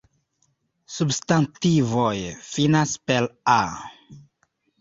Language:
Esperanto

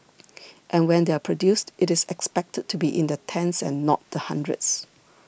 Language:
English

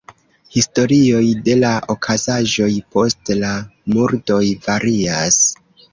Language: Esperanto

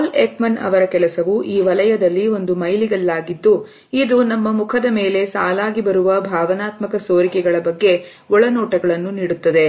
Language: Kannada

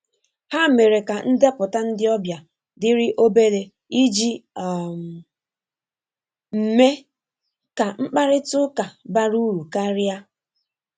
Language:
Igbo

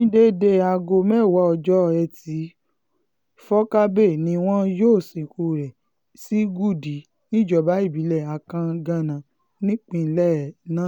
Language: Yoruba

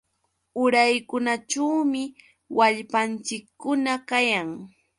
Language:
Yauyos Quechua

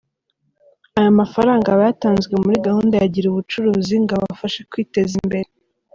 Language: Kinyarwanda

